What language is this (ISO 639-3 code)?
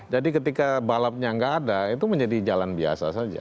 ind